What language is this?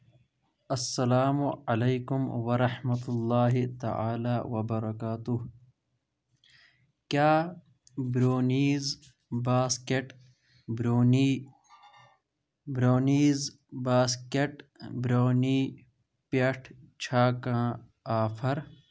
Kashmiri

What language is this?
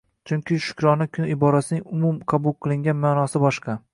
Uzbek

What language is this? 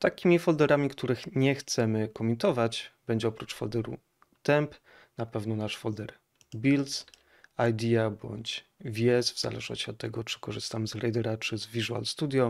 Polish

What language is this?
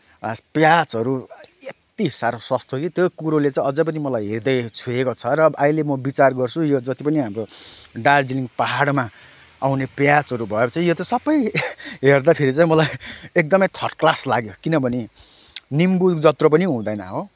Nepali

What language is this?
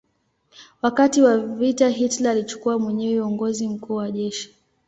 Swahili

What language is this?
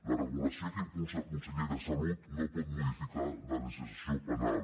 Catalan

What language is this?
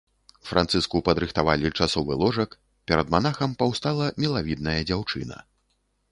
Belarusian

